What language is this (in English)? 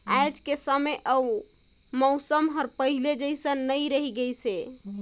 Chhattisgarhi